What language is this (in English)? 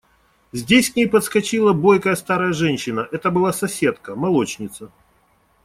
Russian